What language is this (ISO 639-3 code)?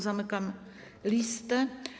pol